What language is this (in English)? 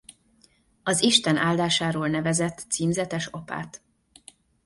Hungarian